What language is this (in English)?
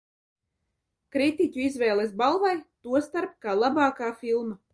Latvian